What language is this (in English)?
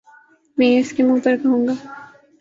Urdu